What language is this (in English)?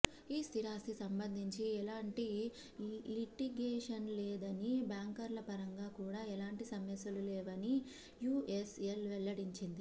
Telugu